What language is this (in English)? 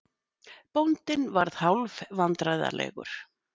Icelandic